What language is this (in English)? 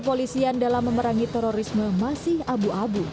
Indonesian